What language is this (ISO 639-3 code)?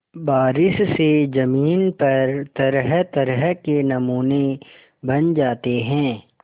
hin